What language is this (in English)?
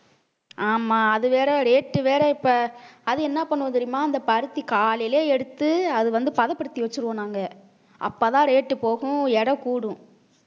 Tamil